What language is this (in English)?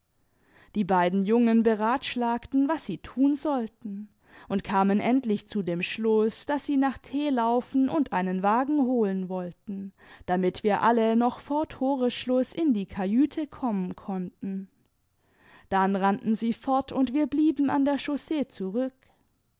German